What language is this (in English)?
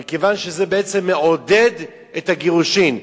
Hebrew